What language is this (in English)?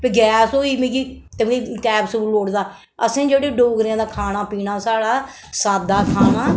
Dogri